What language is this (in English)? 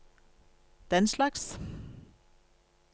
Norwegian